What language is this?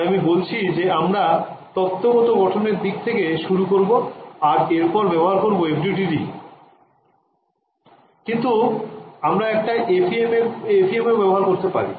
Bangla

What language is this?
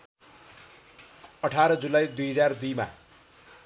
Nepali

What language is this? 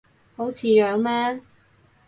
Cantonese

